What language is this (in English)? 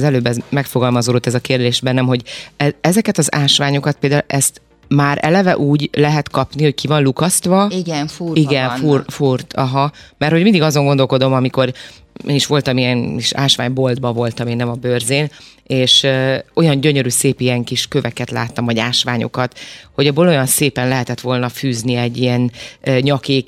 Hungarian